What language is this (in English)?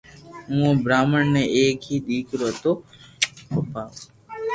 Loarki